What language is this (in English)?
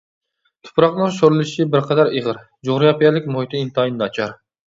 Uyghur